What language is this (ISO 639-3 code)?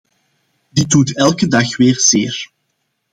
nld